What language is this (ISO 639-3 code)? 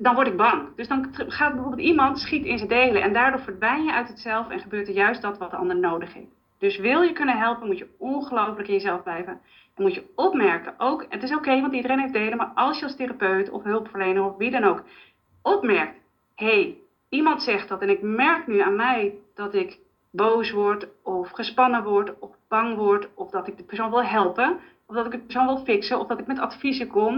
nld